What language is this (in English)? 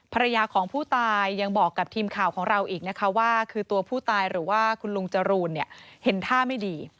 Thai